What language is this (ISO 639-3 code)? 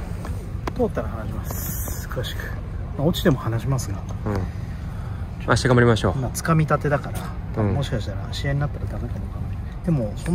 jpn